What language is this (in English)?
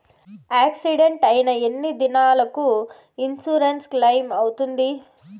Telugu